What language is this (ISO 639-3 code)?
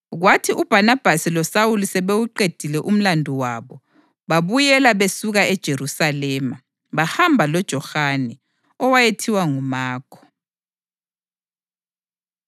nde